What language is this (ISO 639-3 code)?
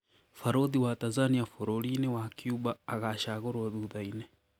kik